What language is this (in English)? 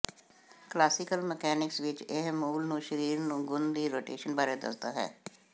Punjabi